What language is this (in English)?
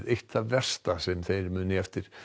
Icelandic